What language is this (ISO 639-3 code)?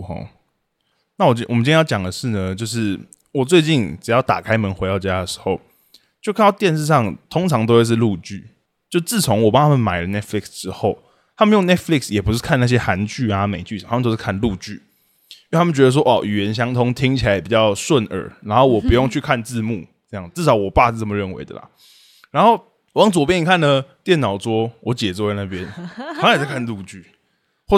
zho